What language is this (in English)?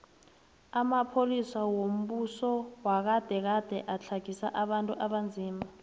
South Ndebele